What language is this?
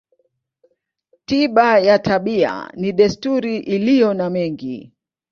Swahili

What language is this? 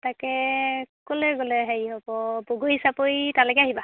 Assamese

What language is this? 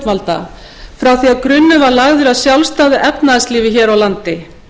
Icelandic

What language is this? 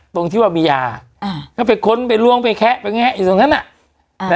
Thai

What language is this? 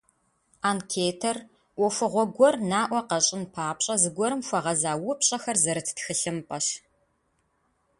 Kabardian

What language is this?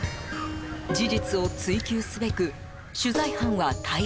Japanese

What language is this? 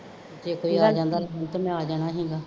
Punjabi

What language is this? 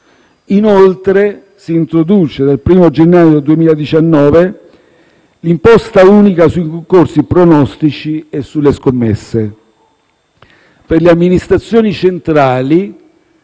Italian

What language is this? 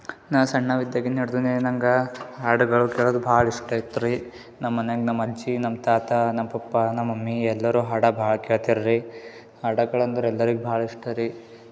Kannada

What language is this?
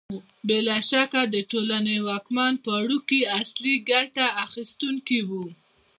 Pashto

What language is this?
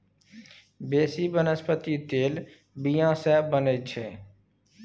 Maithili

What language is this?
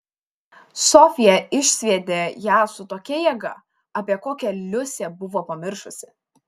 Lithuanian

